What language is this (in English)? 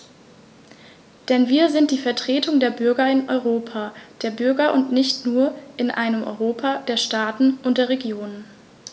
German